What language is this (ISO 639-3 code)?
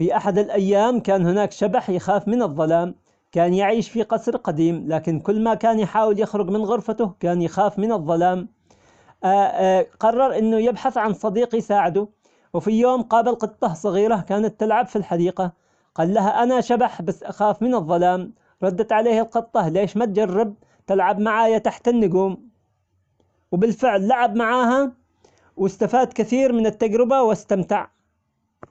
acx